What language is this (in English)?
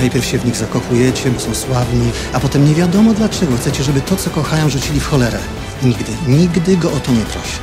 Polish